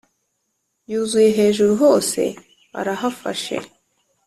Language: Kinyarwanda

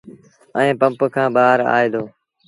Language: Sindhi Bhil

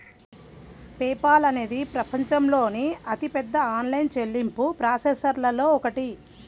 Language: Telugu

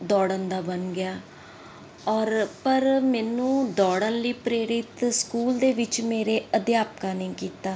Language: Punjabi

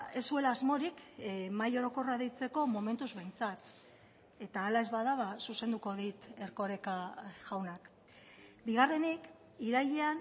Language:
Basque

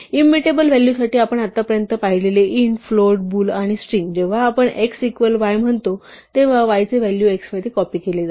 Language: Marathi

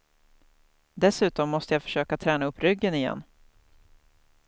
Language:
Swedish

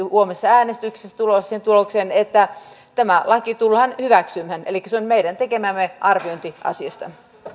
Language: Finnish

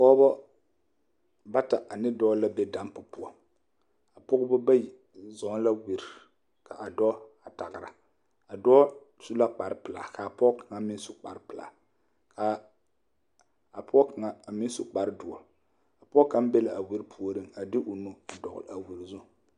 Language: Southern Dagaare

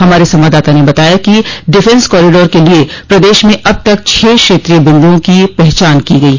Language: Hindi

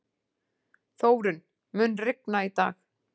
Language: Icelandic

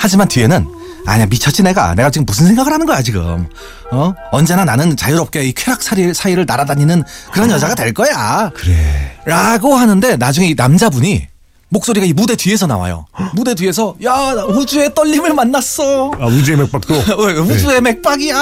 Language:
Korean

